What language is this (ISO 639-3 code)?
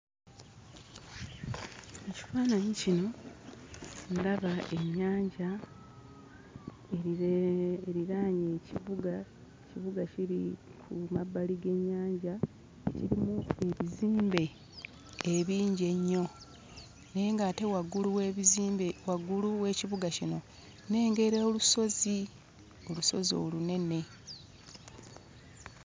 lug